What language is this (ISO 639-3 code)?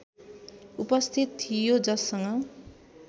nep